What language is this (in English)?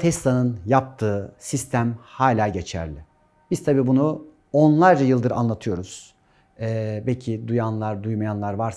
Turkish